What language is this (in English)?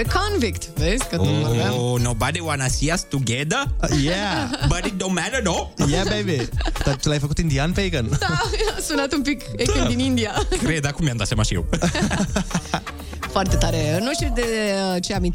Romanian